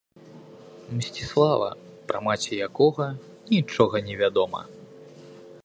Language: Belarusian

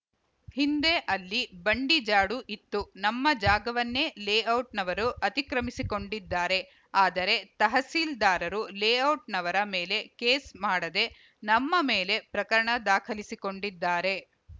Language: Kannada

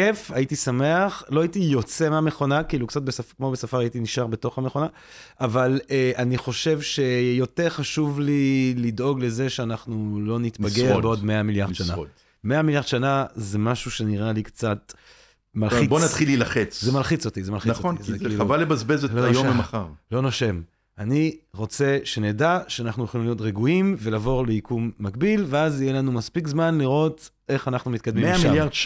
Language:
Hebrew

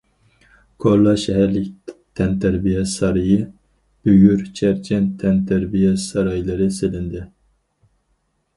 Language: Uyghur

